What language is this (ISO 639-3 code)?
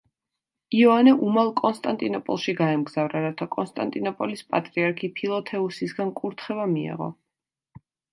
kat